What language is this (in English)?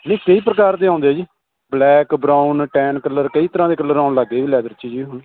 Punjabi